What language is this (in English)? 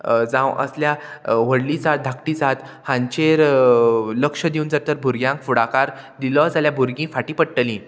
Konkani